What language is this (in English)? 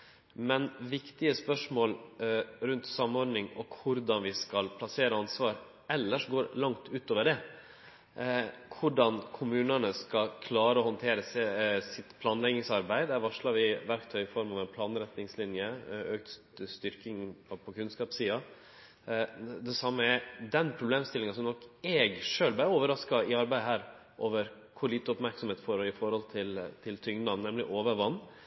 Norwegian Nynorsk